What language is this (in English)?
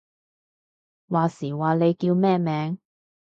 Cantonese